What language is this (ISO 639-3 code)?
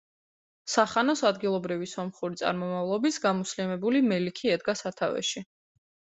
kat